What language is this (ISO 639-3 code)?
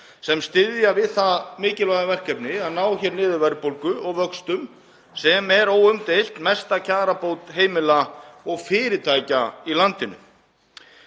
isl